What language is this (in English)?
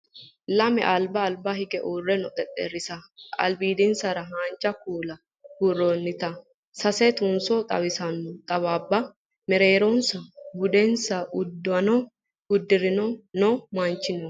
Sidamo